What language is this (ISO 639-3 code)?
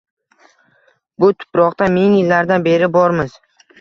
uzb